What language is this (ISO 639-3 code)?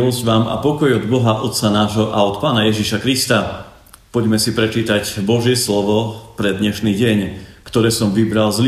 slk